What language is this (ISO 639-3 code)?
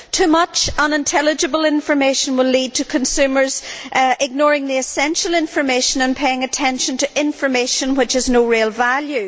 eng